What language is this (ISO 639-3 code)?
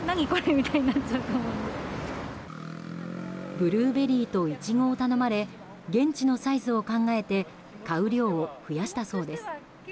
jpn